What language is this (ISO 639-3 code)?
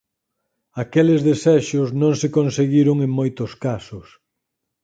glg